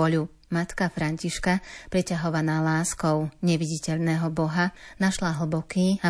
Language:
Slovak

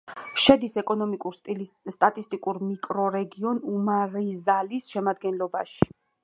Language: Georgian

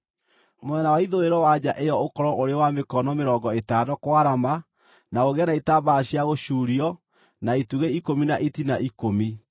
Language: Kikuyu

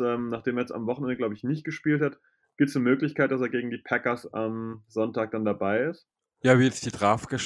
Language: German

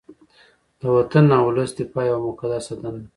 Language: Pashto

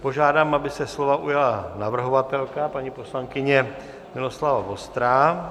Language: Czech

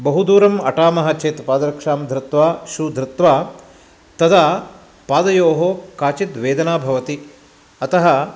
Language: Sanskrit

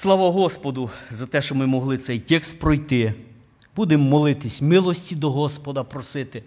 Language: Ukrainian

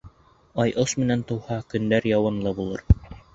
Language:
Bashkir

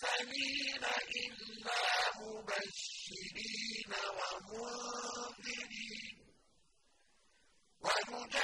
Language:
Arabic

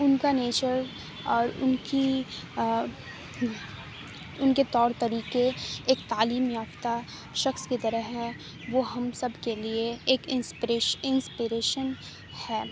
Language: Urdu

